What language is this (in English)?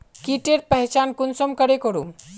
Magahi